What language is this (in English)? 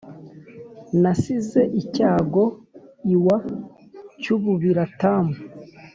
Kinyarwanda